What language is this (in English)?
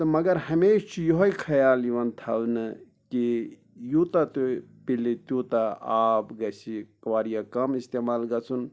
Kashmiri